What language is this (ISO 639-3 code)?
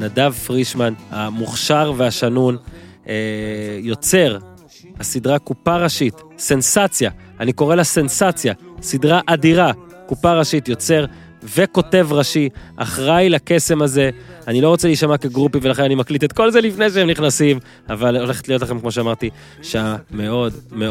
heb